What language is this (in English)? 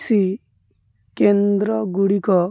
Odia